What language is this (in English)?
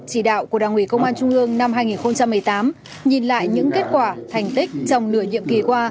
Vietnamese